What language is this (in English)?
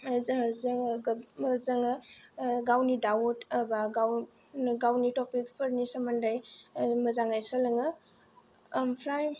Bodo